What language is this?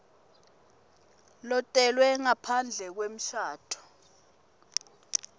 Swati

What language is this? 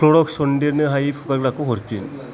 Bodo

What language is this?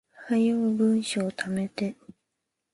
Japanese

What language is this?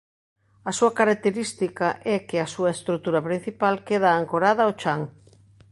Galician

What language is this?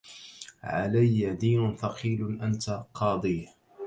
Arabic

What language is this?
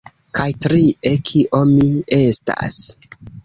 Esperanto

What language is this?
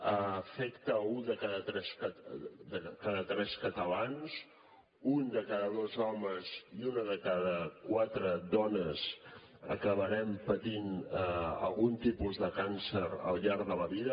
Catalan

